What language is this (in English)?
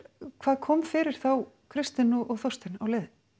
Icelandic